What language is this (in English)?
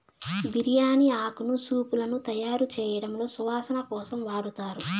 Telugu